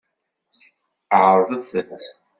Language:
Kabyle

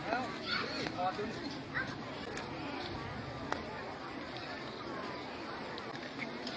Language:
Thai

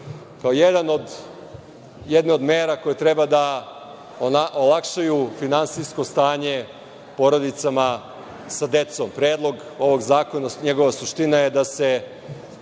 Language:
Serbian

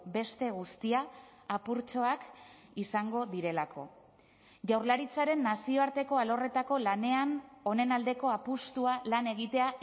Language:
Basque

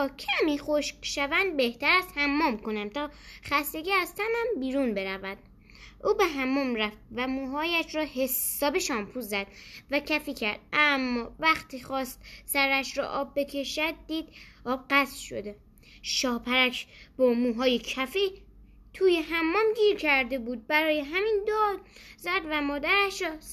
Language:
Persian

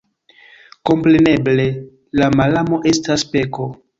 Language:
Esperanto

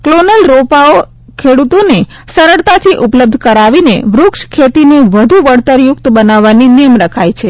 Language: Gujarati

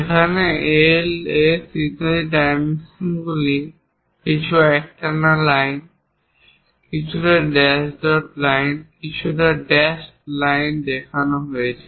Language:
Bangla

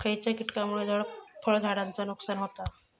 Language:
Marathi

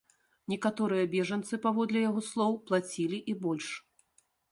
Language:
Belarusian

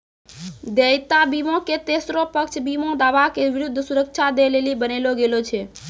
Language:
Maithili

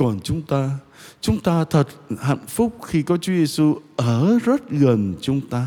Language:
Vietnamese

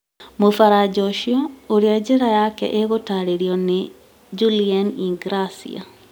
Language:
Kikuyu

